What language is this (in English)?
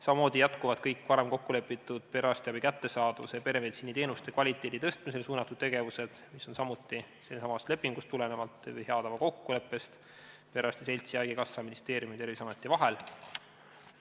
Estonian